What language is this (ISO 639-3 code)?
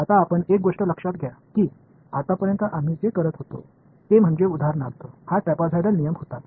mar